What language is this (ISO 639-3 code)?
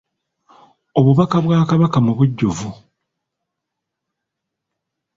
lug